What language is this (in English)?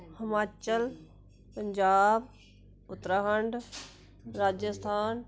Dogri